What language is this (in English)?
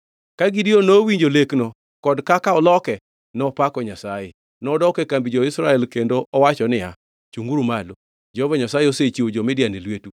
Luo (Kenya and Tanzania)